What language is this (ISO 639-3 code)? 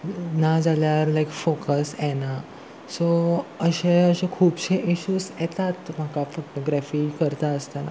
kok